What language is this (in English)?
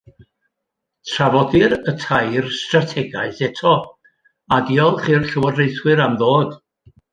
Welsh